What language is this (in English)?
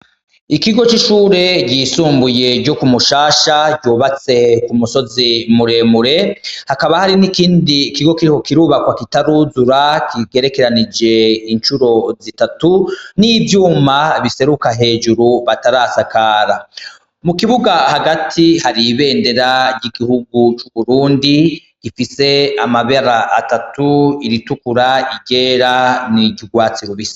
Rundi